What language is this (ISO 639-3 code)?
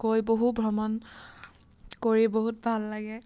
asm